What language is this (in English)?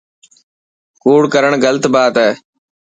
Dhatki